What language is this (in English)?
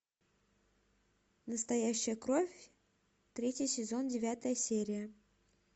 Russian